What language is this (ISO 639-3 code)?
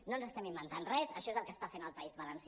cat